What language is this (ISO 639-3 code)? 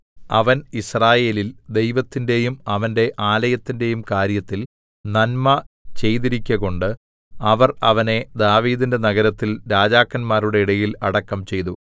mal